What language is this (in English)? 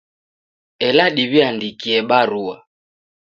Taita